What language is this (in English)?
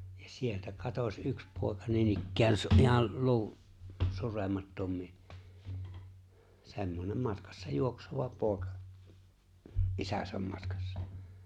Finnish